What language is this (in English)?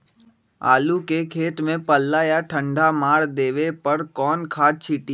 Magahi